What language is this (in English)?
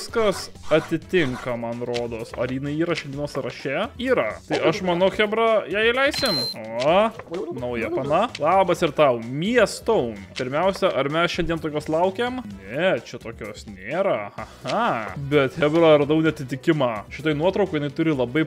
Lithuanian